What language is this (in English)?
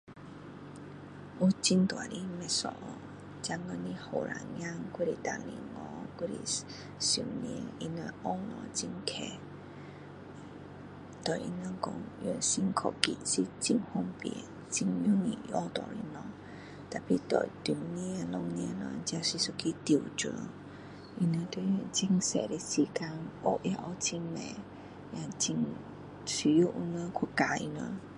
Min Dong Chinese